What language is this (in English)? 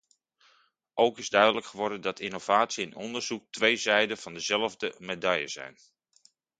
Dutch